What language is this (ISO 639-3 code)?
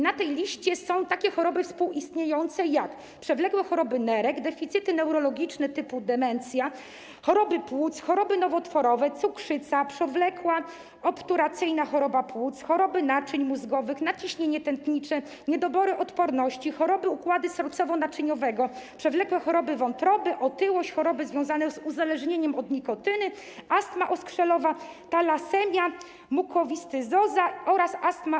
pol